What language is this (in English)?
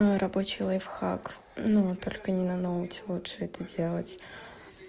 Russian